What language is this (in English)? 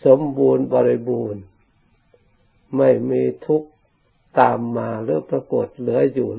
Thai